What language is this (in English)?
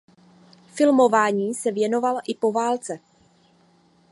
Czech